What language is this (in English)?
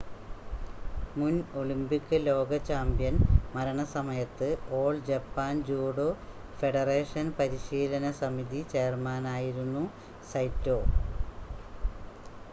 Malayalam